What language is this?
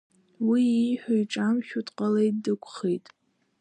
Abkhazian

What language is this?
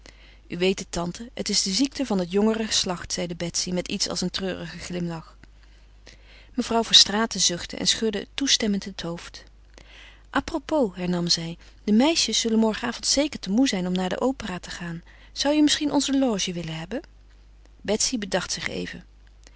Dutch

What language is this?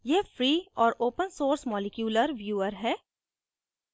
Hindi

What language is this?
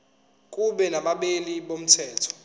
Zulu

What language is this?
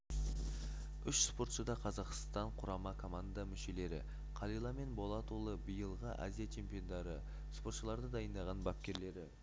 Kazakh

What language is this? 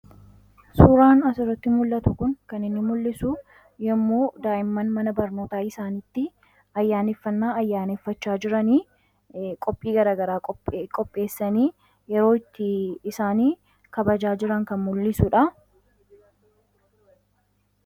Oromo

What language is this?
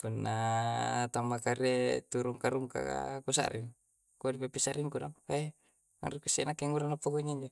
Coastal Konjo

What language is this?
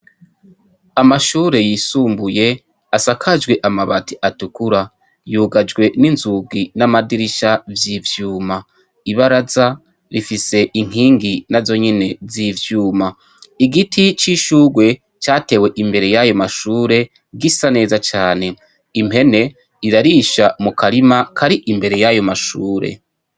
Rundi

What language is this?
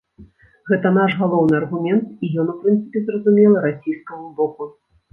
Belarusian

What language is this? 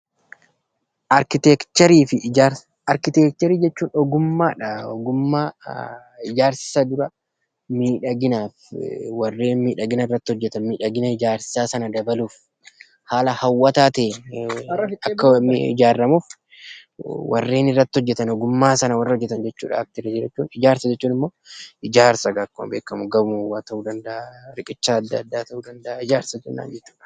Oromo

